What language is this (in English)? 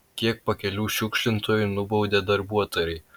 Lithuanian